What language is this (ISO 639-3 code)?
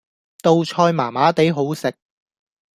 yue